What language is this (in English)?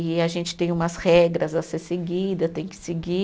Portuguese